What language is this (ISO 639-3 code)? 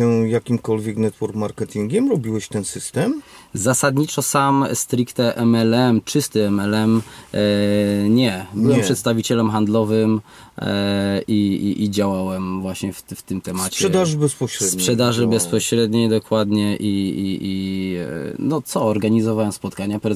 pol